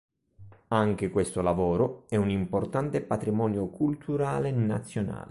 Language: Italian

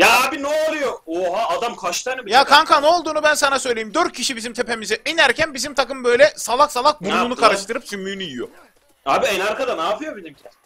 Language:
Turkish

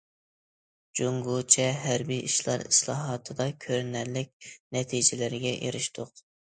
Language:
Uyghur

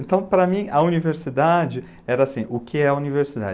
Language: Portuguese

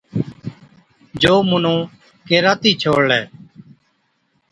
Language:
Od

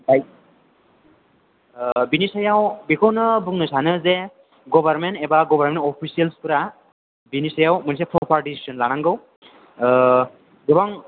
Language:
Bodo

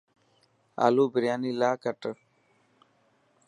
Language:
Dhatki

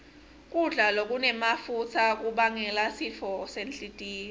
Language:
Swati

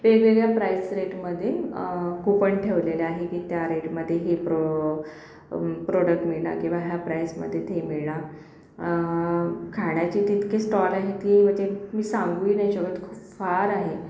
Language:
Marathi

